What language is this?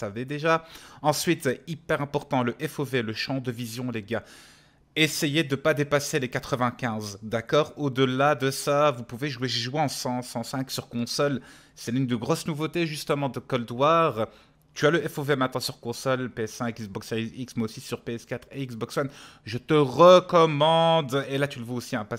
French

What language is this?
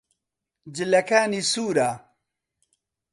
Central Kurdish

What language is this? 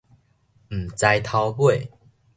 Min Nan Chinese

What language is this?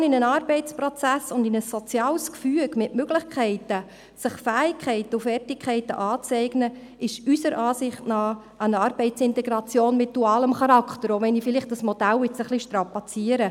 Swiss German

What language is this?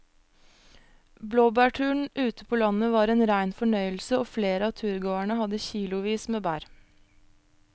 Norwegian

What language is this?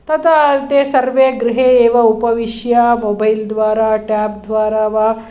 Sanskrit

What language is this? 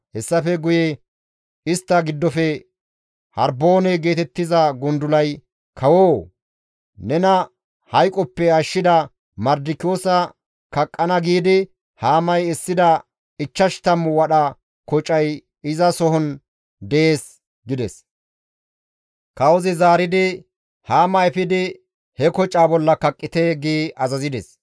Gamo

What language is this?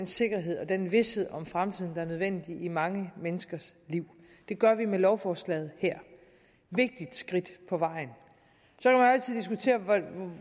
Danish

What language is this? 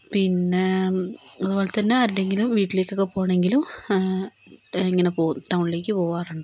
Malayalam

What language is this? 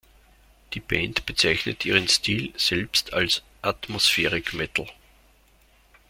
German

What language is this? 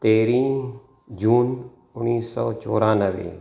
Sindhi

